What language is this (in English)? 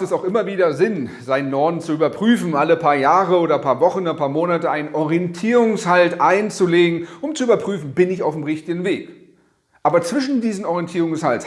German